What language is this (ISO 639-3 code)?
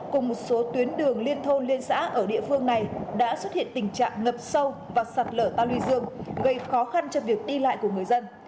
vie